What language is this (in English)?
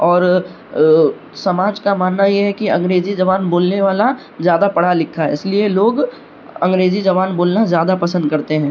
Urdu